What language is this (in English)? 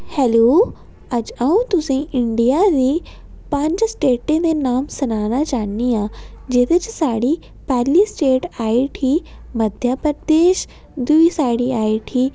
Dogri